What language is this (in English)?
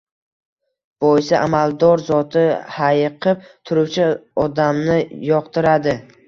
Uzbek